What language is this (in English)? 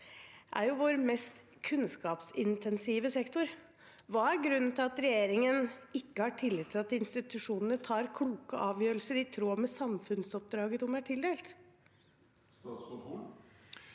Norwegian